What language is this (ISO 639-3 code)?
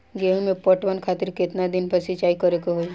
bho